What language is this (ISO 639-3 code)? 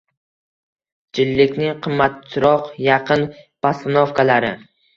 uzb